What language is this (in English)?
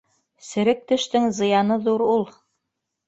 Bashkir